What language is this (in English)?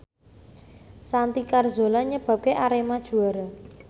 Javanese